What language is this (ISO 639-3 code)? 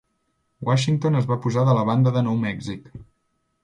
cat